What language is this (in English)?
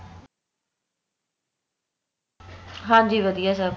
Punjabi